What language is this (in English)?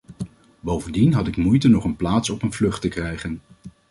Dutch